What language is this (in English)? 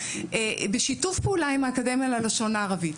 Hebrew